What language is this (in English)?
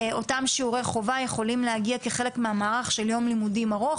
Hebrew